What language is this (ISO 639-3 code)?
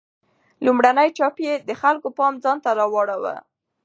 pus